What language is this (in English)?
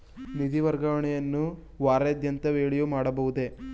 Kannada